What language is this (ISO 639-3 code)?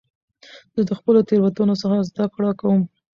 pus